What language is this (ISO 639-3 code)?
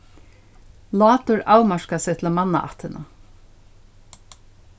fao